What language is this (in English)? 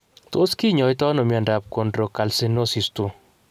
Kalenjin